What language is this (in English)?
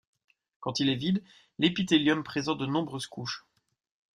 French